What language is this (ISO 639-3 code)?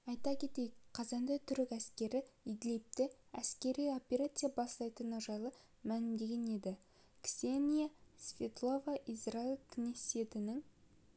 kaz